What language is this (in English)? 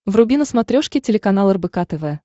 Russian